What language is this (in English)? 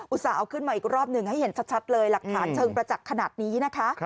Thai